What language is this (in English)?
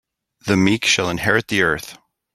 English